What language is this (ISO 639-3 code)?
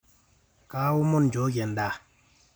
mas